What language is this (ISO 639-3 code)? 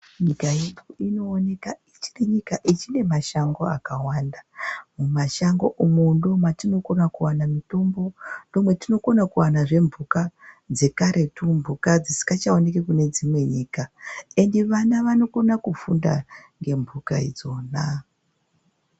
ndc